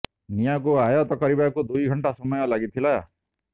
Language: Odia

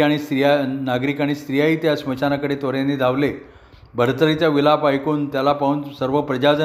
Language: Marathi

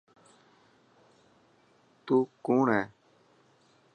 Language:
Dhatki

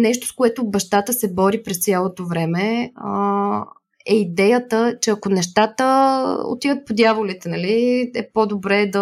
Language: Bulgarian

